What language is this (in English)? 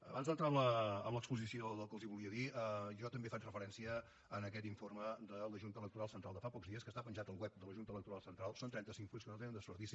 Catalan